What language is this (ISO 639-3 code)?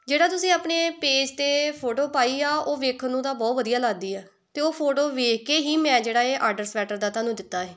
pan